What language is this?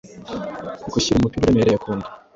Kinyarwanda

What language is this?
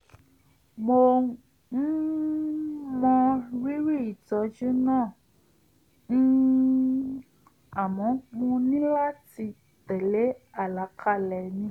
Yoruba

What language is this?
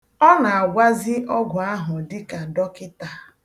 Igbo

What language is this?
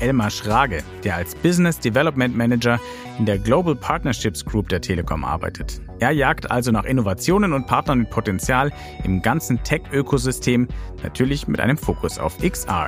German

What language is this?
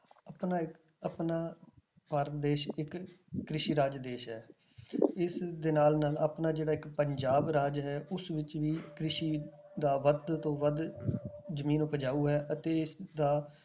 Punjabi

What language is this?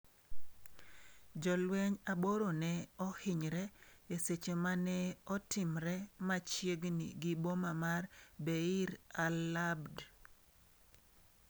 Luo (Kenya and Tanzania)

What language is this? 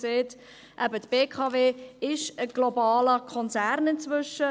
Swiss German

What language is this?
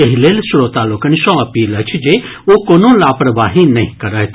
Maithili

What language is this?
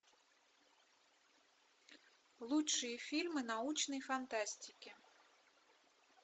Russian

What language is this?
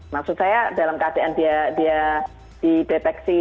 Indonesian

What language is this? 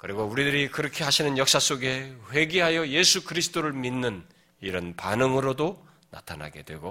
Korean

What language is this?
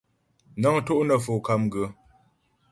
Ghomala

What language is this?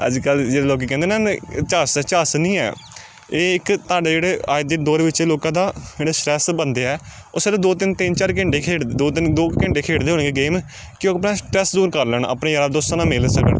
Punjabi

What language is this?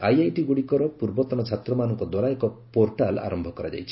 Odia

